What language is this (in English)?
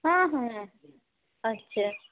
Maithili